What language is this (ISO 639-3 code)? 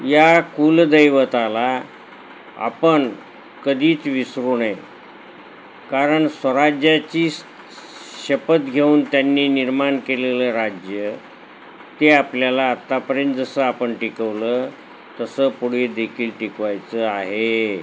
mar